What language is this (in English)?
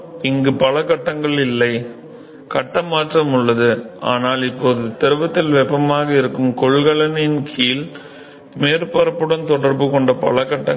Tamil